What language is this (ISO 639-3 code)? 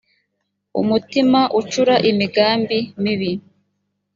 kin